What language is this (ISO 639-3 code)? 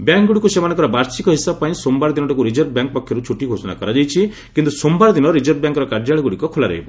ori